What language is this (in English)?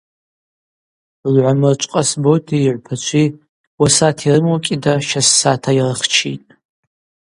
Abaza